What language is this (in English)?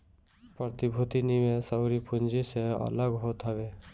Bhojpuri